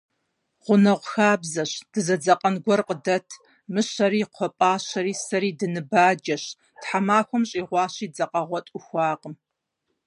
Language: Kabardian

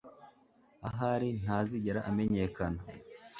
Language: Kinyarwanda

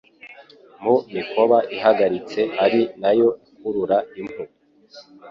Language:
Kinyarwanda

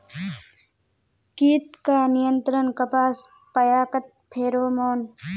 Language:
Magahi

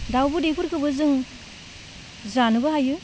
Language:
Bodo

